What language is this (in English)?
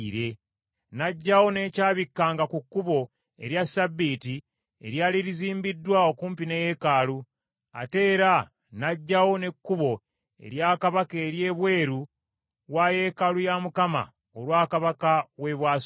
Ganda